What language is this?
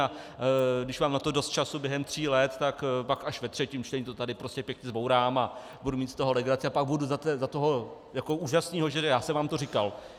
Czech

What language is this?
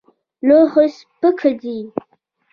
Pashto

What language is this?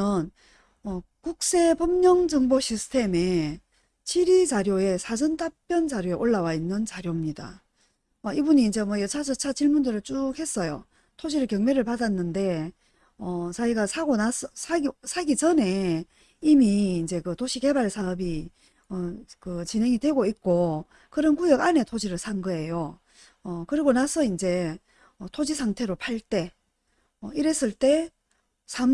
Korean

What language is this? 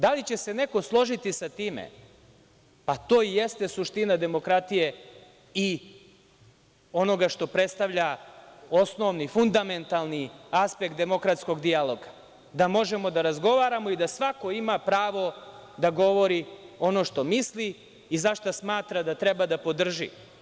Serbian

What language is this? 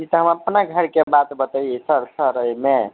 Maithili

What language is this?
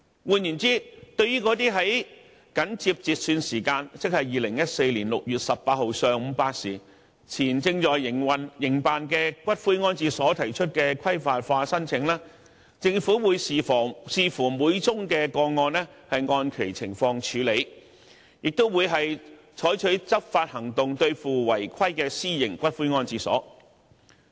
Cantonese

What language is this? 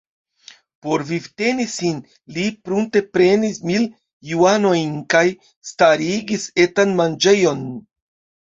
Esperanto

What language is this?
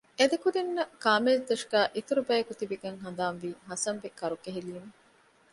Divehi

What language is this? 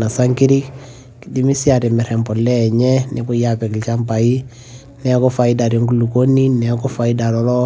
Masai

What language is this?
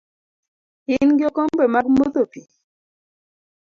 Luo (Kenya and Tanzania)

